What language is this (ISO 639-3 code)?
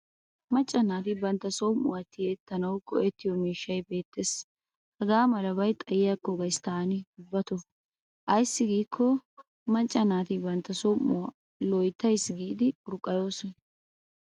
wal